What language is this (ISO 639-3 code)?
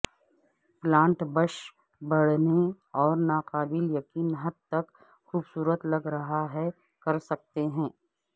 urd